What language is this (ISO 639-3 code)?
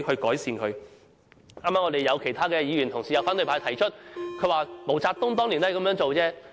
yue